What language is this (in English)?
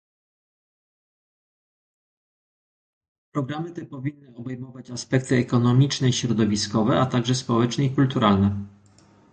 Polish